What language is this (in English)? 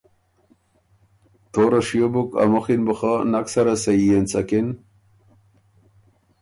Ormuri